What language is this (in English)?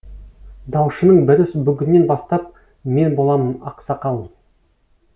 Kazakh